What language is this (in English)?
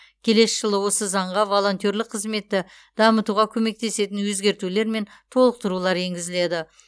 Kazakh